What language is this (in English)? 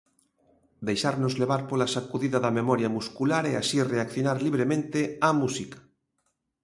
Galician